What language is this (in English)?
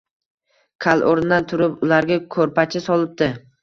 Uzbek